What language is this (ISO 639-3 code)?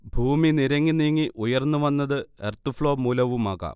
mal